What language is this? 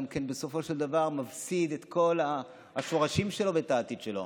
Hebrew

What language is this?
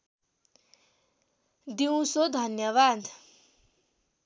Nepali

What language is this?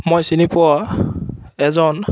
Assamese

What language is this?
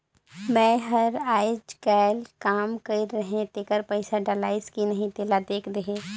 Chhattisgarhi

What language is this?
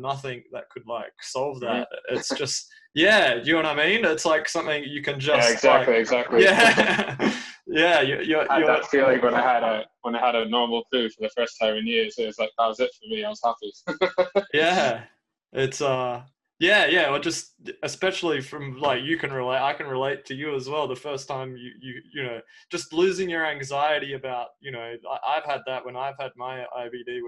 English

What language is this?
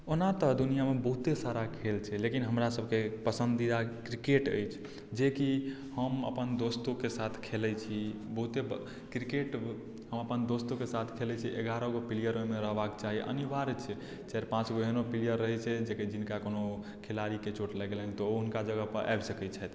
Maithili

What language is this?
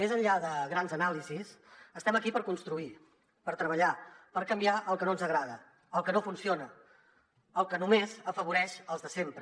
Catalan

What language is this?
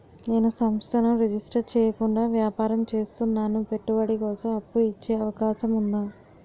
Telugu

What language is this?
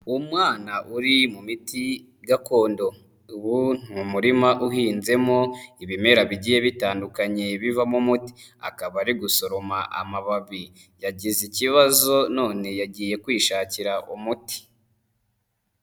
Kinyarwanda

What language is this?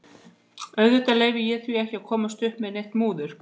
Icelandic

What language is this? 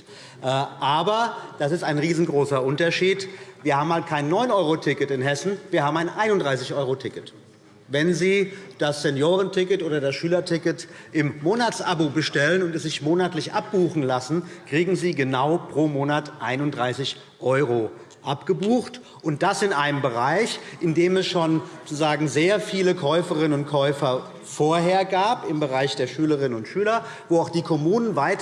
German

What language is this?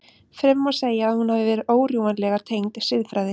Icelandic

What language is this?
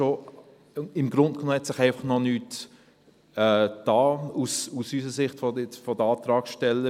Swiss German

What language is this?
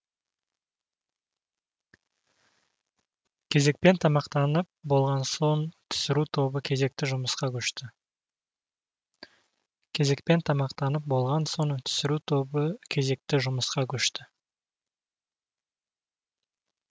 Kazakh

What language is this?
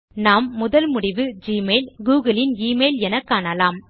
Tamil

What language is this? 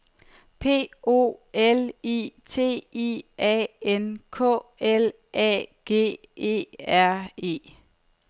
Danish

